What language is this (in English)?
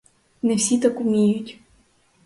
Ukrainian